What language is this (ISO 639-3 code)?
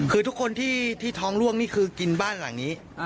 tha